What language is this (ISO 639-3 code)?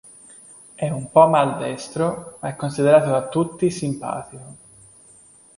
ita